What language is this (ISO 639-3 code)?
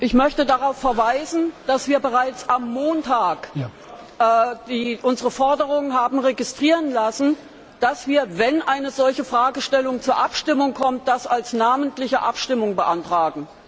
deu